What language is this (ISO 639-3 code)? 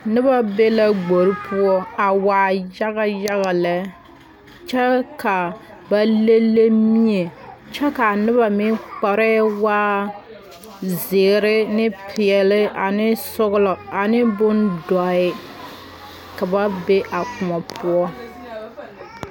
dga